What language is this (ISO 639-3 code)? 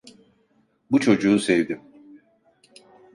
tur